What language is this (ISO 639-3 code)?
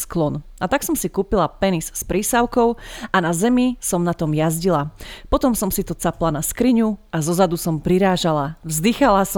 slk